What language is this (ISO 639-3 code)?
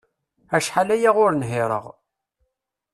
kab